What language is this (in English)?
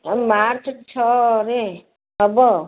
Odia